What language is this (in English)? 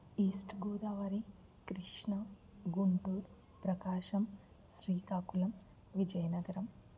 Telugu